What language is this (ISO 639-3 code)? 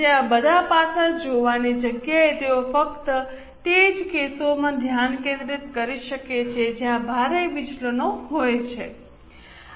guj